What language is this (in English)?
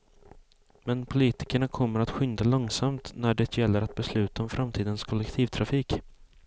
Swedish